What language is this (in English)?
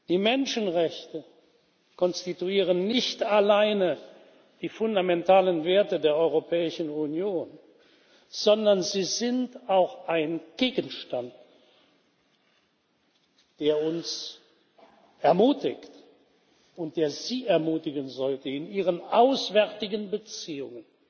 German